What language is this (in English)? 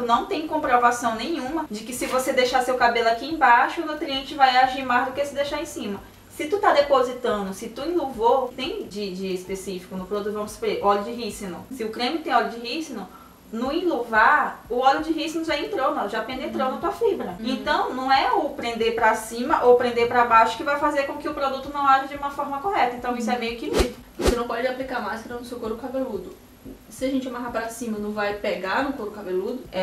Portuguese